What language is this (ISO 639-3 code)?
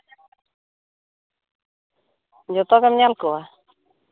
sat